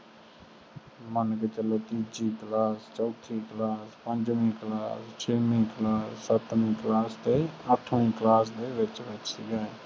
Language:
Punjabi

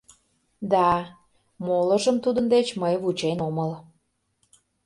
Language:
Mari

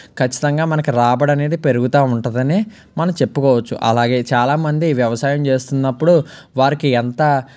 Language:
Telugu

